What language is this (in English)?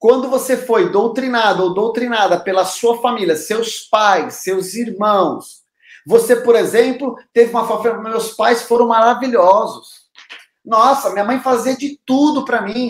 Portuguese